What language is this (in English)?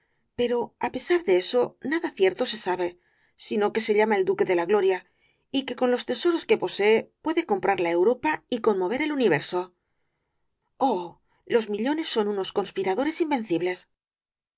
Spanish